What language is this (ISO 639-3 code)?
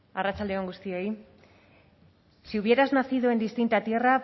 spa